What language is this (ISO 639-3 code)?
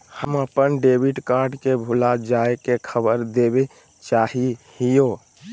mag